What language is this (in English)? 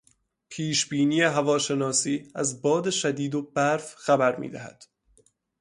Persian